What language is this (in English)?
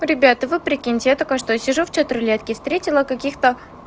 Russian